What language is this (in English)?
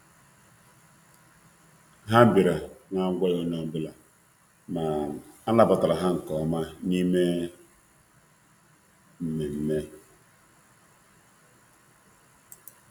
Igbo